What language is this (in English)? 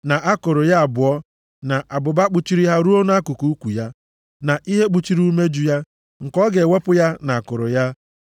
Igbo